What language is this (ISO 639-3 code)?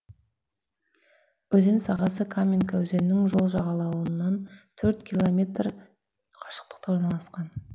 kaz